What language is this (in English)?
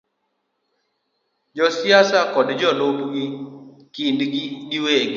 Luo (Kenya and Tanzania)